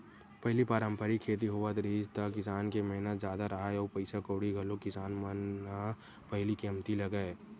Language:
Chhattisgarhi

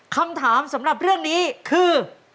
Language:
Thai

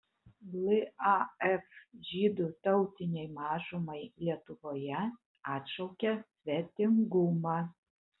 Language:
Lithuanian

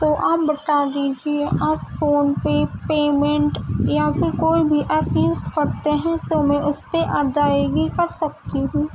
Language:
Urdu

